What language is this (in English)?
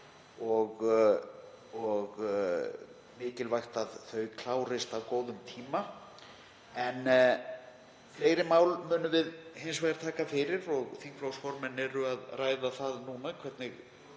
Icelandic